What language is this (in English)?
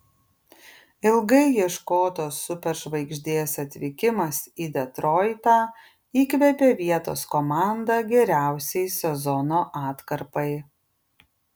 Lithuanian